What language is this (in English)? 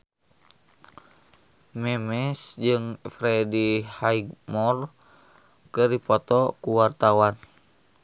Sundanese